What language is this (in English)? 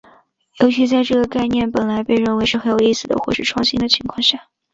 Chinese